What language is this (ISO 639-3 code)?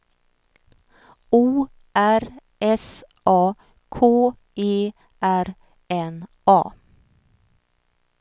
swe